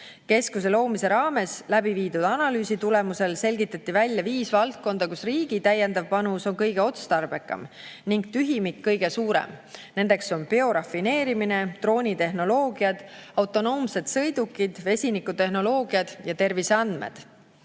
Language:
Estonian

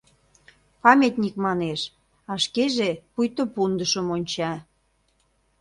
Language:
Mari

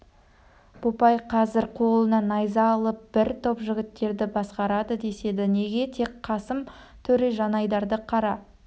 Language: Kazakh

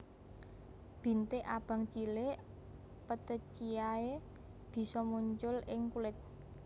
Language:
Javanese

